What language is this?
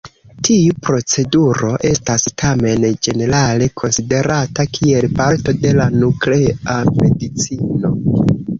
Esperanto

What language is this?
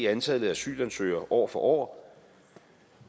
Danish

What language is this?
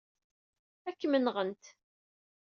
Kabyle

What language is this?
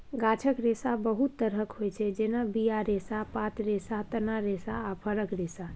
Maithili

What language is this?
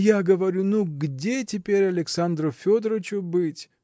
Russian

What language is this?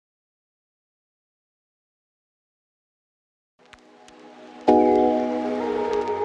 Romanian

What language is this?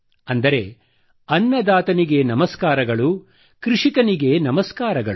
Kannada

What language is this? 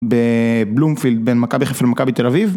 Hebrew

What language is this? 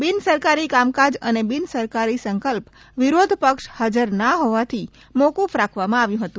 Gujarati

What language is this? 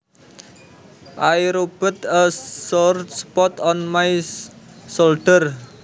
Javanese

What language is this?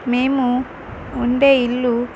Telugu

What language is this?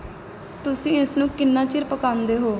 Punjabi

